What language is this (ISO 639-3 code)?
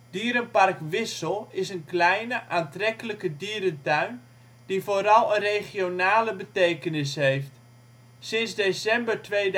nld